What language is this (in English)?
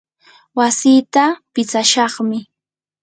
Yanahuanca Pasco Quechua